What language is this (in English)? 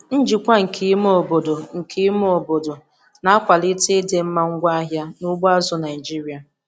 Igbo